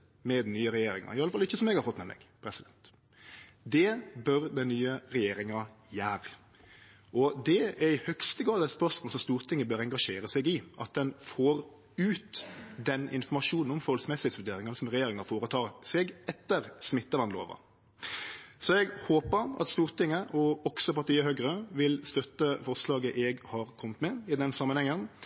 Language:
Norwegian Nynorsk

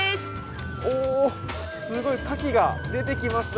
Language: Japanese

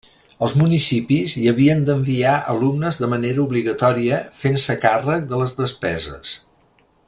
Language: Catalan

